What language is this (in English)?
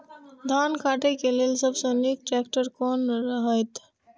Maithili